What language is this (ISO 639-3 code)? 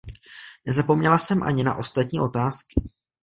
ces